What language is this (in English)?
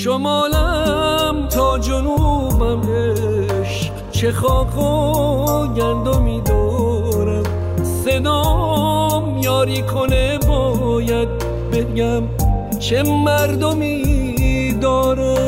Persian